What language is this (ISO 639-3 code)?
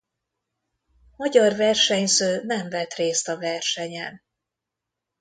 hun